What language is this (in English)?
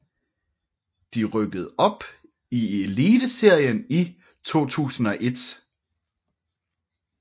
Danish